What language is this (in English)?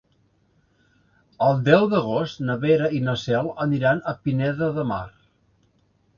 Catalan